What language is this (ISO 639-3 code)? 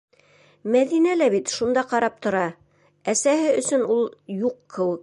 bak